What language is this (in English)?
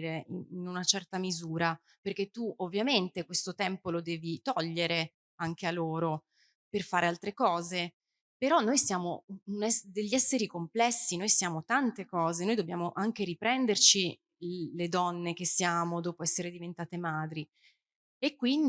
Italian